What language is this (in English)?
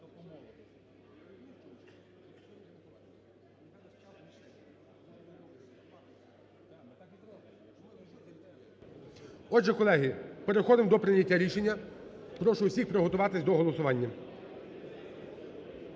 Ukrainian